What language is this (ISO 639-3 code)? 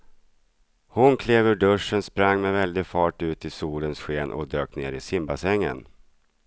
swe